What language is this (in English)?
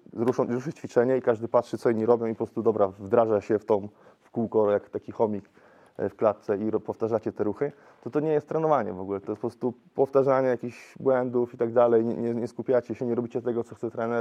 Polish